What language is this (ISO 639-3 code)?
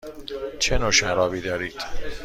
fas